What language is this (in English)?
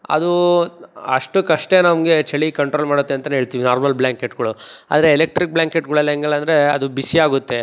Kannada